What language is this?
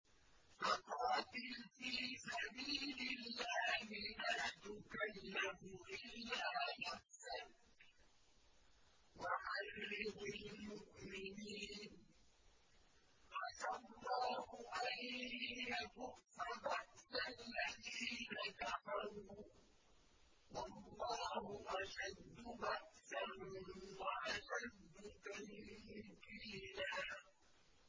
Arabic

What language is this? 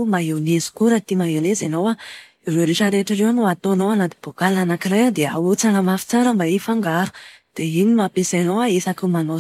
Malagasy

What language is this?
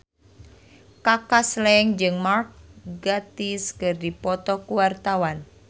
Sundanese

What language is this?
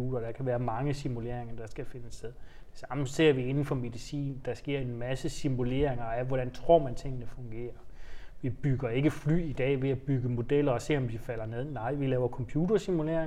Danish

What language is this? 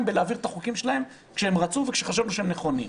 Hebrew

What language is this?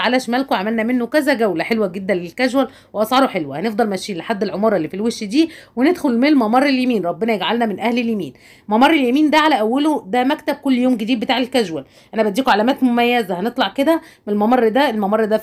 Arabic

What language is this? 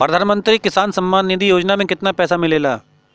Bhojpuri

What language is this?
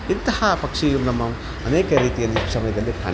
Kannada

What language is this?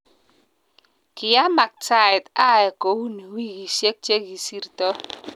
Kalenjin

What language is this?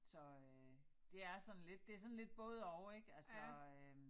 Danish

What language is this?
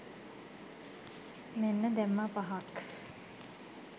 Sinhala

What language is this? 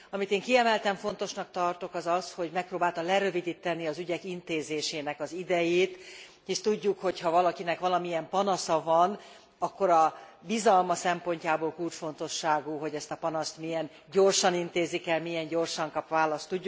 Hungarian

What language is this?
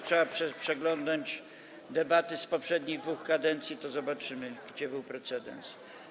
Polish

